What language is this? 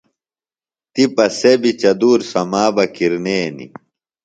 Phalura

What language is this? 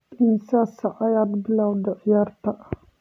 Somali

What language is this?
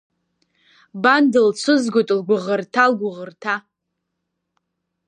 Abkhazian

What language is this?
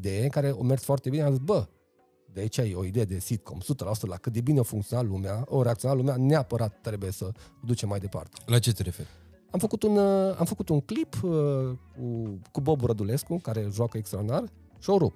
Romanian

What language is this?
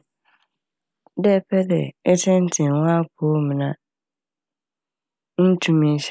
Akan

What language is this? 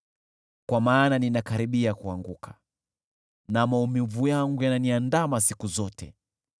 Swahili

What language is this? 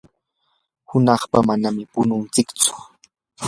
Yanahuanca Pasco Quechua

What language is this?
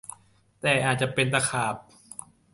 Thai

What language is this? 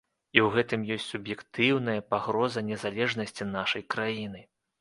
Belarusian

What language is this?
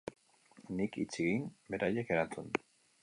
Basque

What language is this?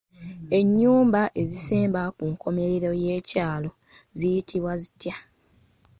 Ganda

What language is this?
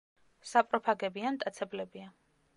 Georgian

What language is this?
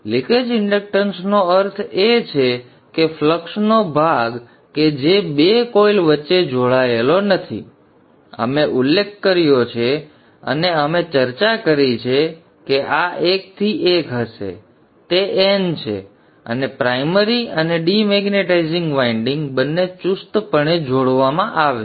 Gujarati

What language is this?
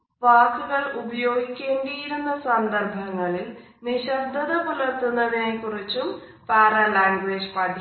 Malayalam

